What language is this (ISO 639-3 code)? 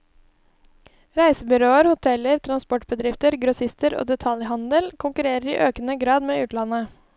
nor